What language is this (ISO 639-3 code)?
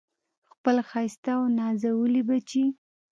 pus